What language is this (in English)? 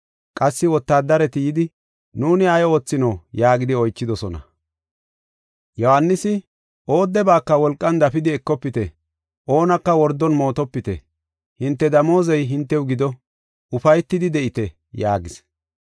Gofa